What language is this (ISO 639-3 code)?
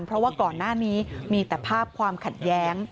tha